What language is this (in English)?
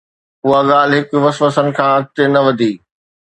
Sindhi